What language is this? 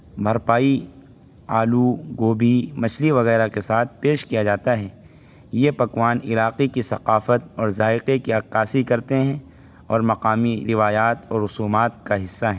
Urdu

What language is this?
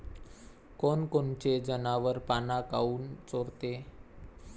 Marathi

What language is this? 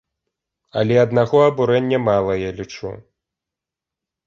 Belarusian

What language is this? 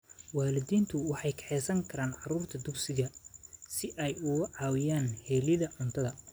Somali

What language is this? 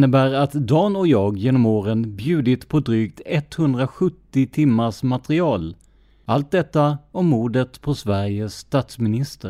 Swedish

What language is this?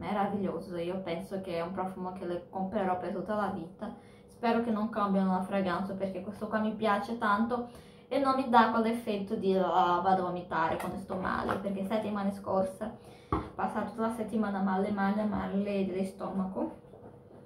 Italian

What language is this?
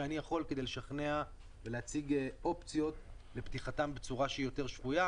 Hebrew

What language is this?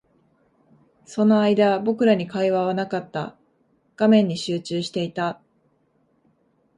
Japanese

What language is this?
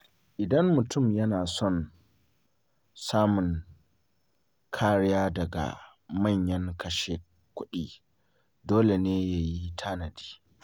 Hausa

